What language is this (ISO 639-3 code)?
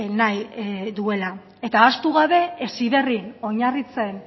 eus